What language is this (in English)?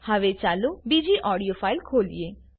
Gujarati